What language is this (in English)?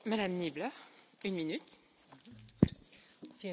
German